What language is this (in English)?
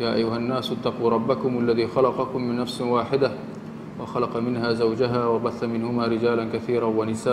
Malay